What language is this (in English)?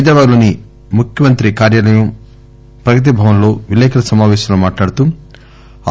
Telugu